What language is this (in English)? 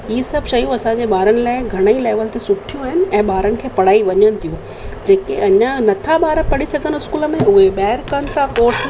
Sindhi